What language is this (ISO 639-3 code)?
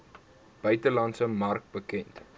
afr